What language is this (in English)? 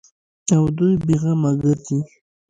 Pashto